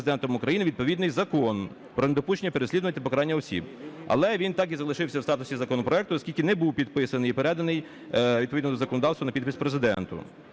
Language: Ukrainian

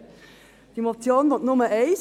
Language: Swiss German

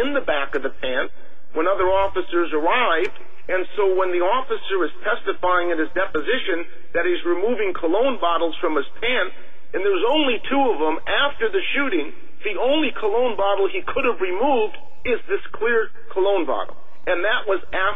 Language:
English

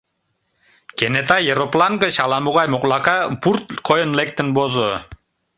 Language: Mari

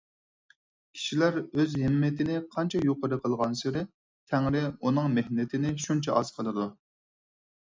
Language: Uyghur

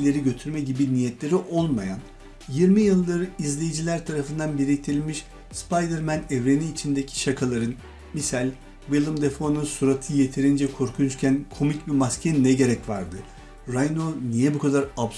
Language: Turkish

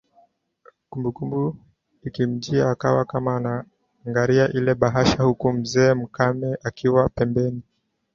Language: Swahili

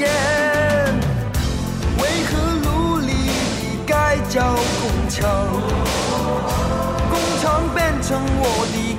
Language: Chinese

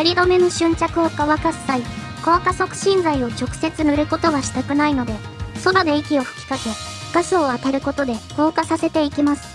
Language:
Japanese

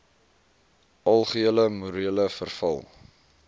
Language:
Afrikaans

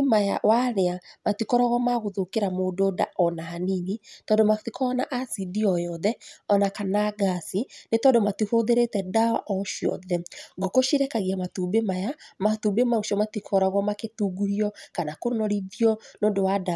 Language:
Kikuyu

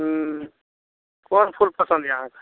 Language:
Maithili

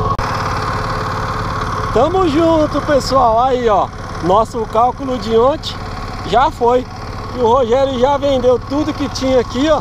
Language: Portuguese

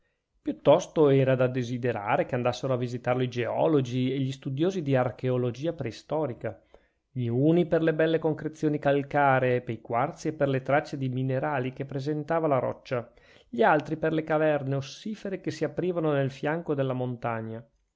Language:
Italian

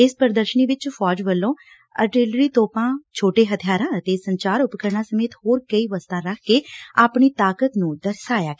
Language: Punjabi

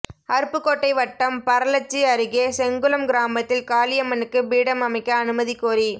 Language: Tamil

